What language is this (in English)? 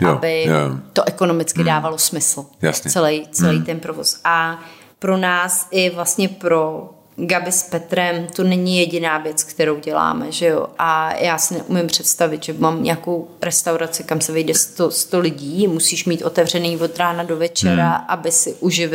Czech